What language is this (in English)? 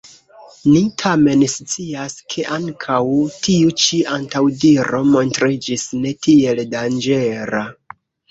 Esperanto